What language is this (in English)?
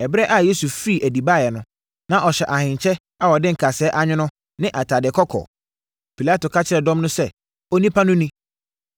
Akan